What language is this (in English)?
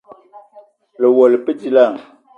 Eton (Cameroon)